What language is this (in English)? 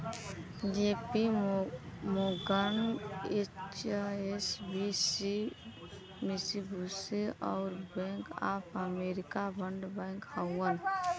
Bhojpuri